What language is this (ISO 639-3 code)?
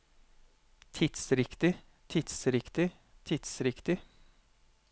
nor